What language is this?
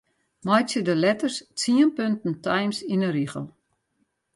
Western Frisian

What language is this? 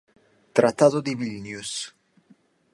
Italian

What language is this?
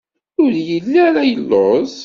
Kabyle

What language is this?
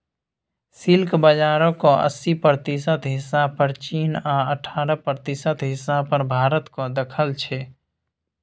Maithili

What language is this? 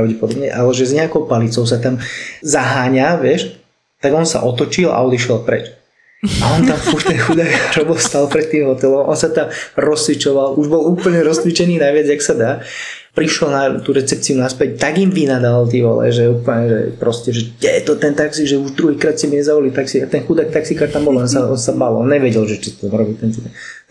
Slovak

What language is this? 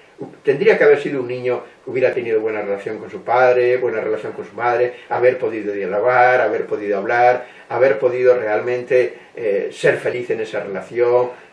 Spanish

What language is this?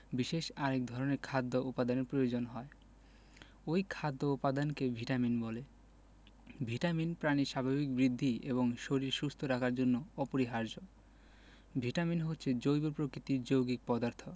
Bangla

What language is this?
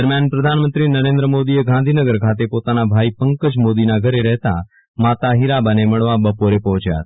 Gujarati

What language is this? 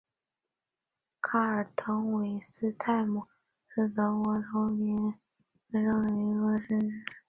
Chinese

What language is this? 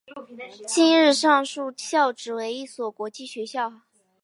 Chinese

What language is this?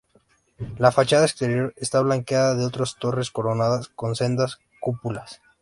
Spanish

